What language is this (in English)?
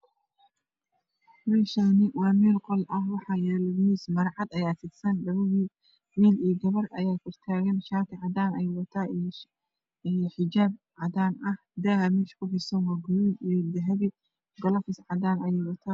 Somali